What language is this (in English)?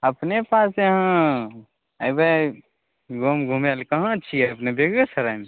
Maithili